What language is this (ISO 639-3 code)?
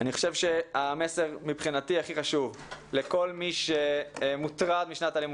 heb